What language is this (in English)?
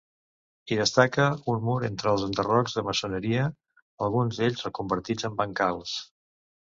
Catalan